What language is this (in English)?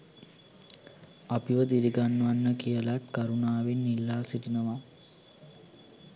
Sinhala